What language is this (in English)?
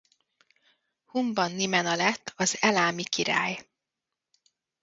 Hungarian